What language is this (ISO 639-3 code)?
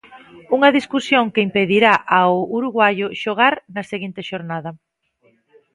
glg